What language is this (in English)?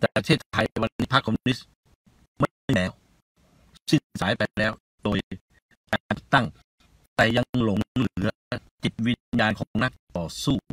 Thai